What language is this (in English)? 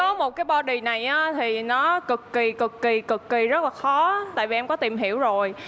Vietnamese